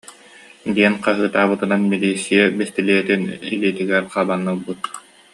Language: Yakut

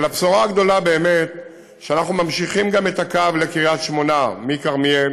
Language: Hebrew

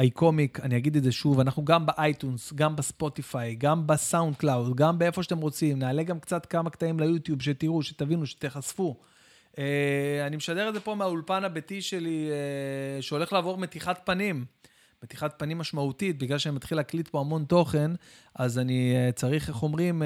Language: Hebrew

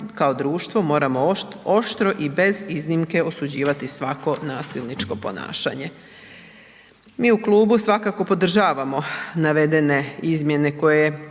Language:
Croatian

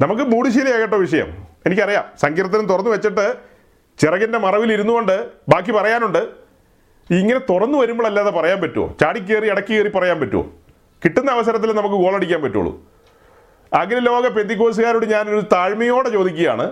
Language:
Malayalam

